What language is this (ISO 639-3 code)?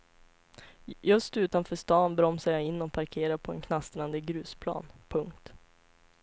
swe